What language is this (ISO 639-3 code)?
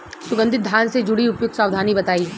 bho